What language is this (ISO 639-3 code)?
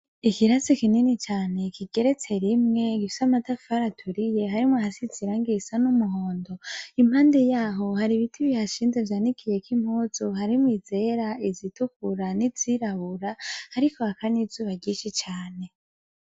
run